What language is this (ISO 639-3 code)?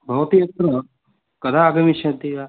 san